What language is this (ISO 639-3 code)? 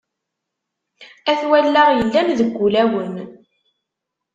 kab